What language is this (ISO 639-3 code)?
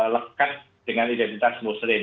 ind